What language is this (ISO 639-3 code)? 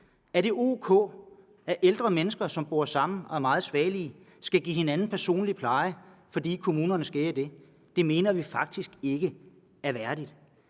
dan